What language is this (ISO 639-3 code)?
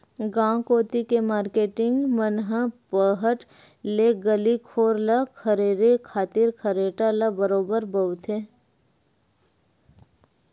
hne